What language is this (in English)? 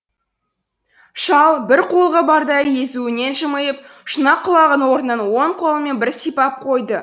Kazakh